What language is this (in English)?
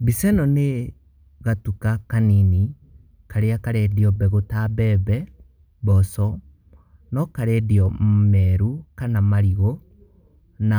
Kikuyu